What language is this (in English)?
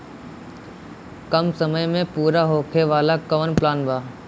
Bhojpuri